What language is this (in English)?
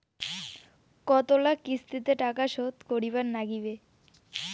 Bangla